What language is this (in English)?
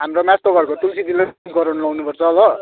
Nepali